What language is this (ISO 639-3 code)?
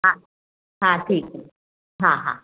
snd